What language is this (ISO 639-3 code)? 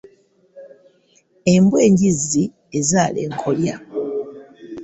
lug